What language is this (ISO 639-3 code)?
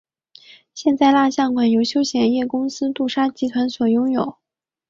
zho